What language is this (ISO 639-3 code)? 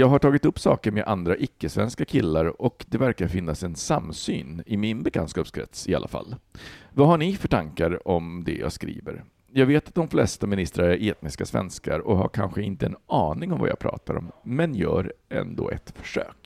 swe